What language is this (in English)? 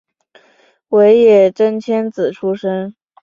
Chinese